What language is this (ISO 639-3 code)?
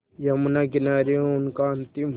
hin